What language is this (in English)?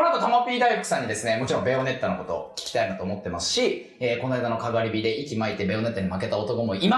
Japanese